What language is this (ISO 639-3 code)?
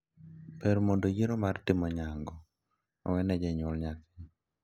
luo